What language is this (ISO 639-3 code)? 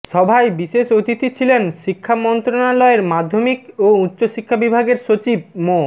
ben